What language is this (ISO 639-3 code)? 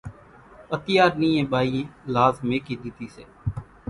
gjk